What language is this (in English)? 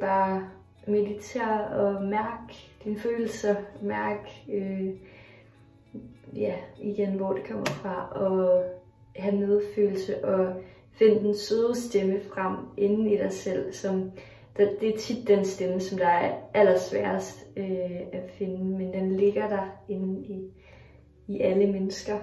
Danish